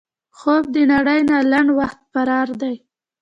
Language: Pashto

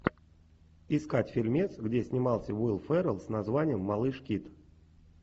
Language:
Russian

